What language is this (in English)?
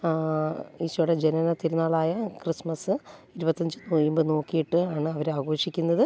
Malayalam